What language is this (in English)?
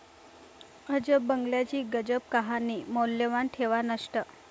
Marathi